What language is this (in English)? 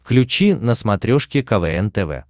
Russian